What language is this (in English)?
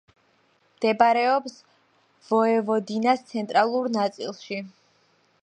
Georgian